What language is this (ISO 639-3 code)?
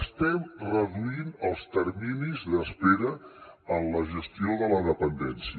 cat